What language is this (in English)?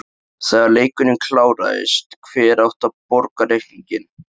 Icelandic